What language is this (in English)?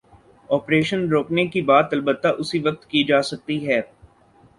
Urdu